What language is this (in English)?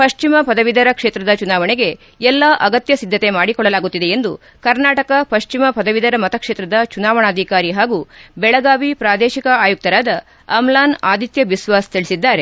Kannada